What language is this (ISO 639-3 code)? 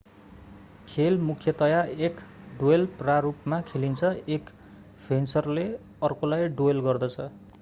nep